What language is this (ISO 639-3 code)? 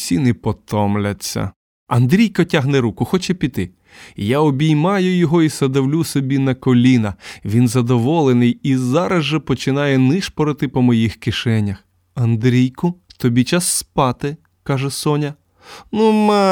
ukr